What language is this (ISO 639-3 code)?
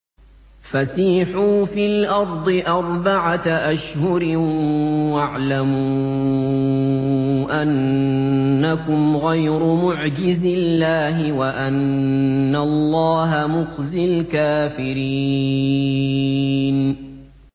ara